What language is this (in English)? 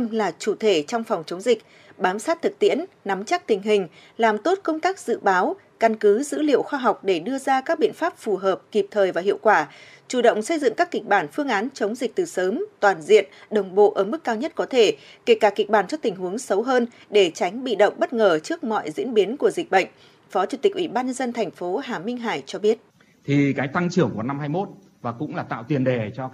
Vietnamese